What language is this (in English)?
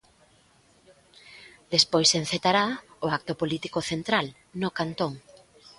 Galician